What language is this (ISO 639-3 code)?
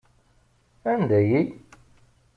kab